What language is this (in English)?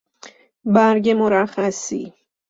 Persian